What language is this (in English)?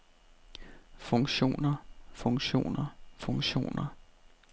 Danish